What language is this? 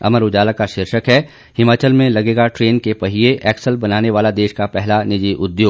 Hindi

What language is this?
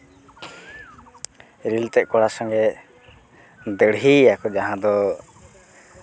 Santali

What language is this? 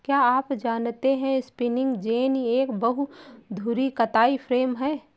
Hindi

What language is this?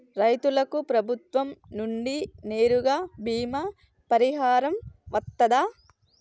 Telugu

